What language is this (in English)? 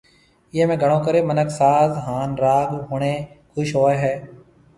Marwari (Pakistan)